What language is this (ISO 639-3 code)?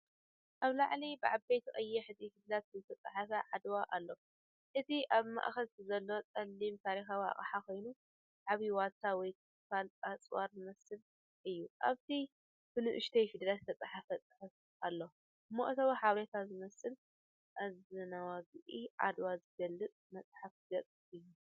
tir